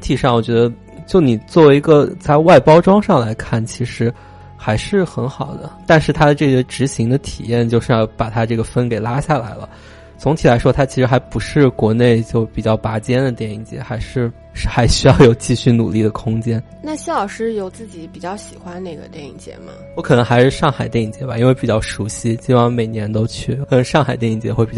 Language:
Chinese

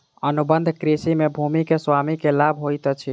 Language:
Maithili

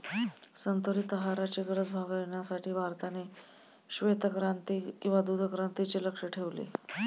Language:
Marathi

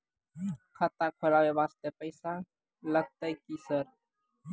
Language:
Maithili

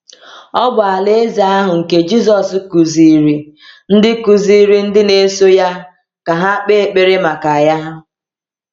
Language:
Igbo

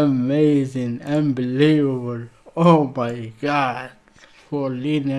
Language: English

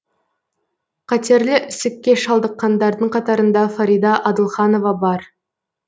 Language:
Kazakh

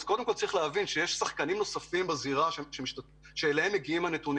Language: Hebrew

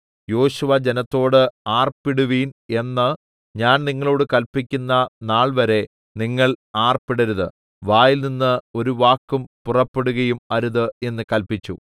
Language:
Malayalam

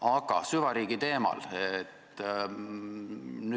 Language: Estonian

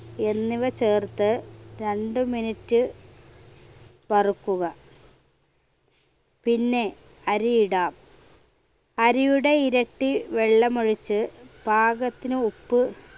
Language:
Malayalam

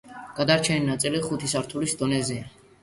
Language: Georgian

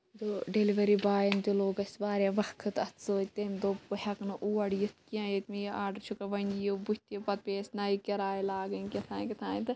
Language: Kashmiri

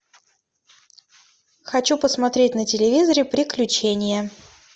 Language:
Russian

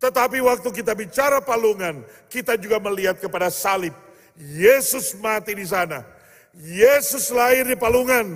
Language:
Indonesian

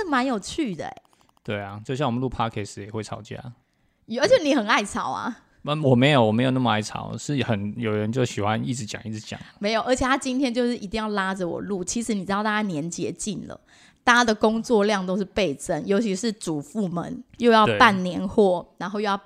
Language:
Chinese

